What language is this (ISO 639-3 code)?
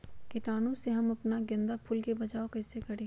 mag